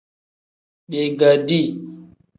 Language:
Tem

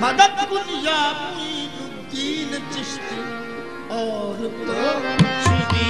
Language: Arabic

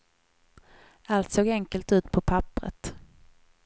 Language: Swedish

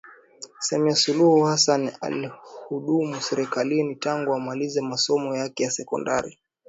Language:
Swahili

